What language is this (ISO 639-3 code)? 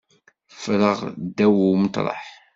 kab